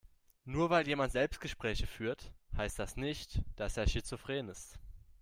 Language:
German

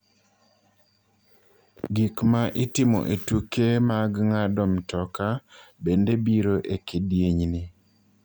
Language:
Luo (Kenya and Tanzania)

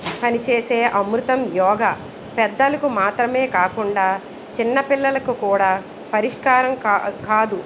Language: Telugu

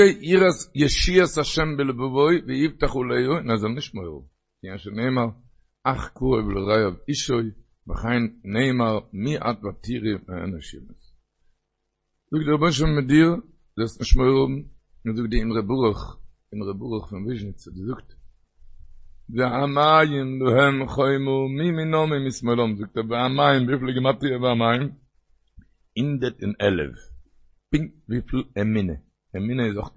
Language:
Hebrew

